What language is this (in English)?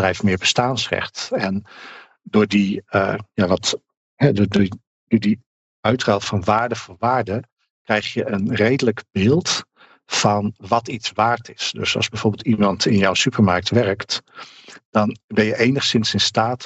Dutch